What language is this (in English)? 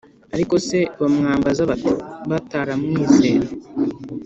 Kinyarwanda